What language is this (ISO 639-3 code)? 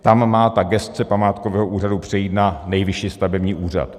ces